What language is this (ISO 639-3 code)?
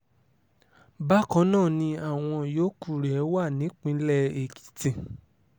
yor